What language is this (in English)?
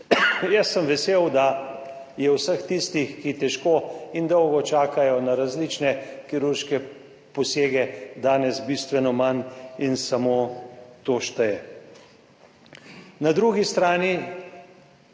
Slovenian